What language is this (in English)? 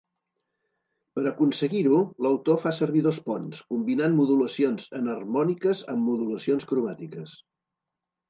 Catalan